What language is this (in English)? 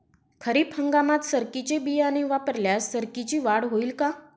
Marathi